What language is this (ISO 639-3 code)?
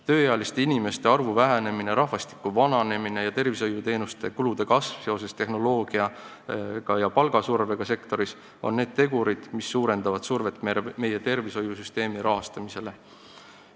est